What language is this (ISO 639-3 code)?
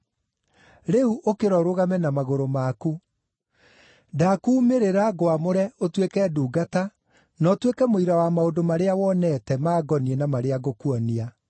kik